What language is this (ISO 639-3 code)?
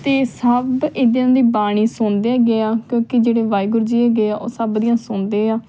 pan